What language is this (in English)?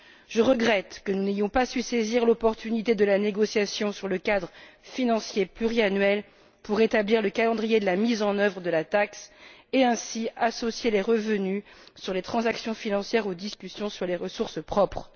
French